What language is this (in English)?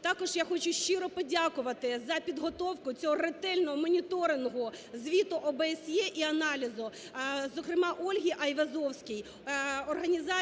Ukrainian